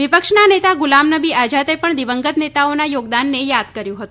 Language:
Gujarati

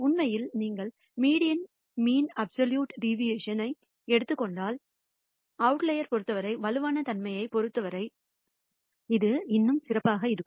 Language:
Tamil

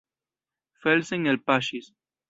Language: Esperanto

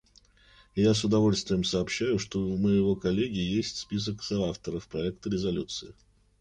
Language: Russian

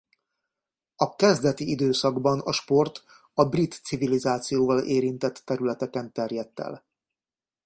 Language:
Hungarian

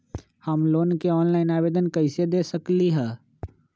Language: Magahi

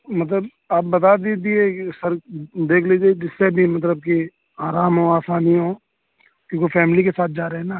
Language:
Urdu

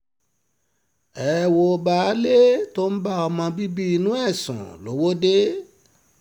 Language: Yoruba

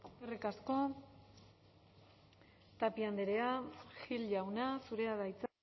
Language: Basque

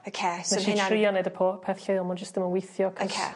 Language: Welsh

